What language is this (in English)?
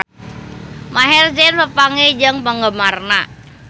Sundanese